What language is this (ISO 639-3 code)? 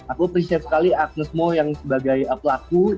ind